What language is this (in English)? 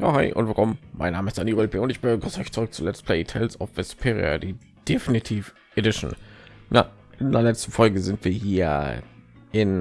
German